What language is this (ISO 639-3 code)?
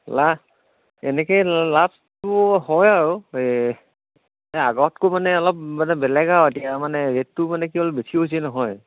asm